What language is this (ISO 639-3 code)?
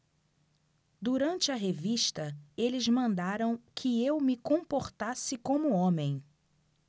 por